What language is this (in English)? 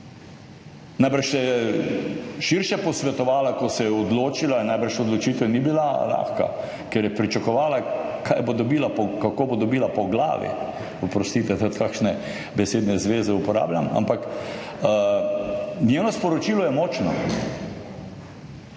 Slovenian